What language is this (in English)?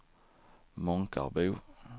Swedish